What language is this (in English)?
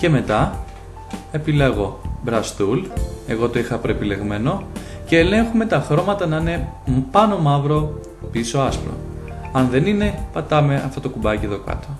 Greek